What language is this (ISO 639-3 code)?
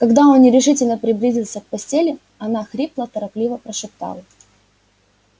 rus